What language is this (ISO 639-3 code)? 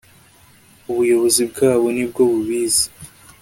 kin